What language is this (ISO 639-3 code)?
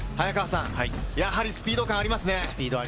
jpn